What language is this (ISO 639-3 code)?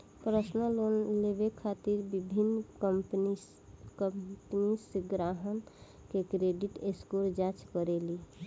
bho